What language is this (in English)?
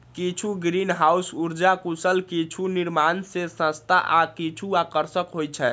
Maithili